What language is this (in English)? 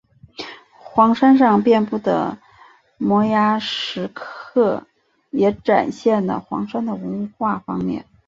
Chinese